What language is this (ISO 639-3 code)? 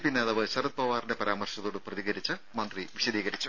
mal